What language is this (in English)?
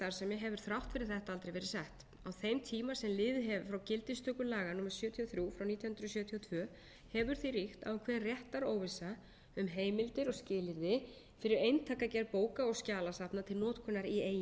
Icelandic